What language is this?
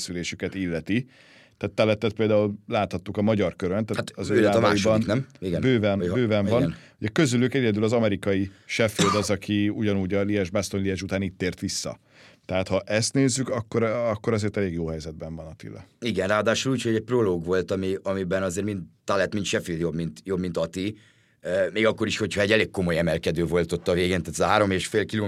Hungarian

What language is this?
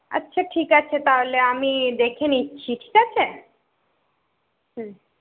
Bangla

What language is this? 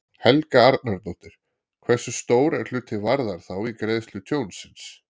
Icelandic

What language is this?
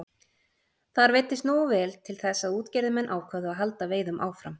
Icelandic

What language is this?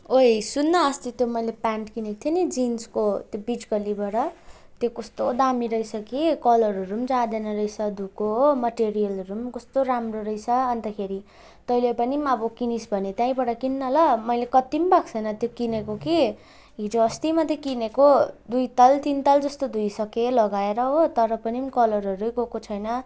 Nepali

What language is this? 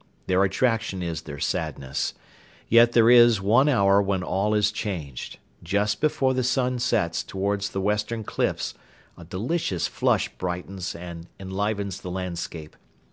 English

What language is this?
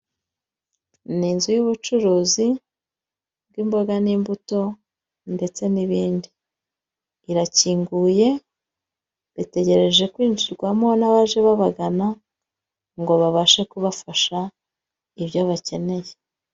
Kinyarwanda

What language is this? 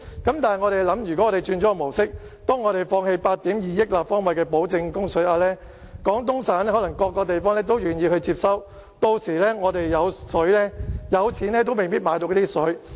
Cantonese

